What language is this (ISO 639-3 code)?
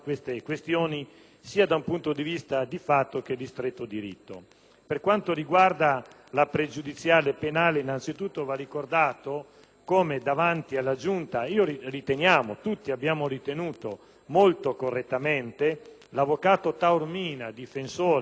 ita